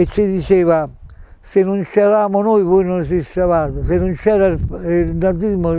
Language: Italian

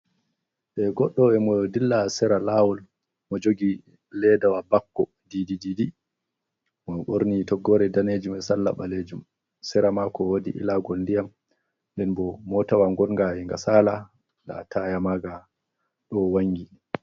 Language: Fula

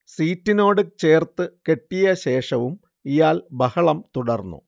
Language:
Malayalam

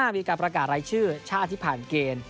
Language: Thai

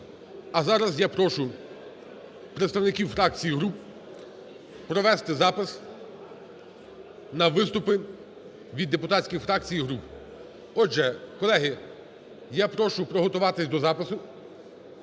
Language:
Ukrainian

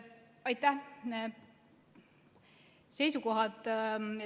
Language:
Estonian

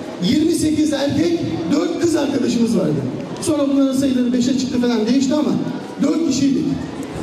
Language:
Turkish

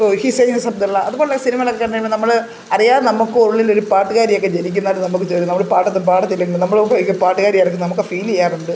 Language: Malayalam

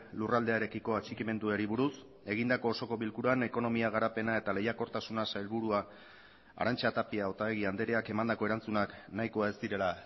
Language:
Basque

